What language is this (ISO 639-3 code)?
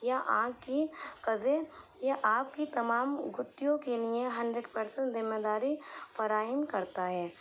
urd